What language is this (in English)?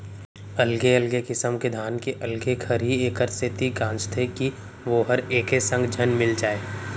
Chhattisgarhi